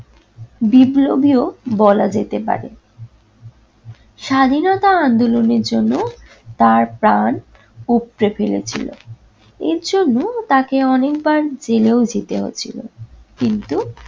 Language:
Bangla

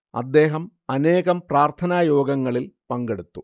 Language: Malayalam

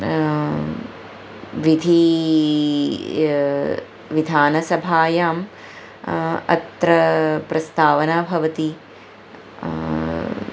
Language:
Sanskrit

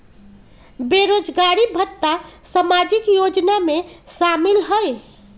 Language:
Magahi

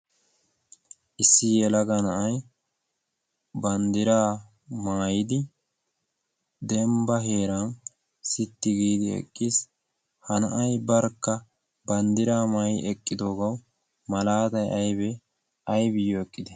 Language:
Wolaytta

